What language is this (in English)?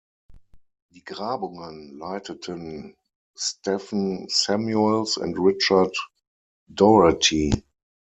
German